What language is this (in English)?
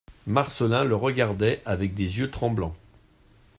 French